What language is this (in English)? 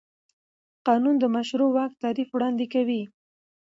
Pashto